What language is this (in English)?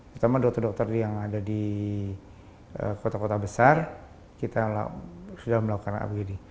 Indonesian